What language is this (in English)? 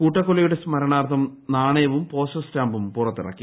Malayalam